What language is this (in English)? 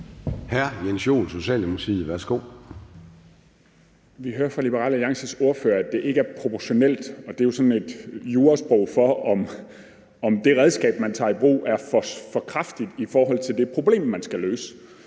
Danish